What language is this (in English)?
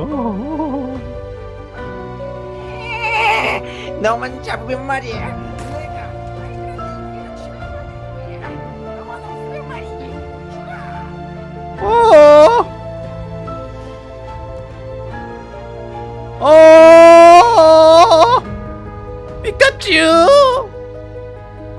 Korean